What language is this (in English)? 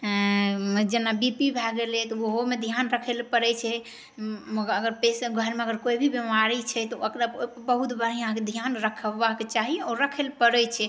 Maithili